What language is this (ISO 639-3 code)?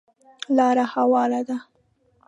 pus